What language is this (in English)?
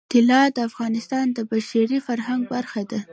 Pashto